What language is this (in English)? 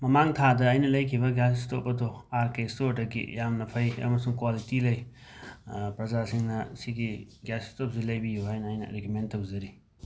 Manipuri